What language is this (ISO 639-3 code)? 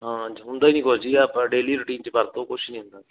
pan